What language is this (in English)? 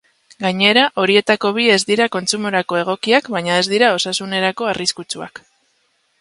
Basque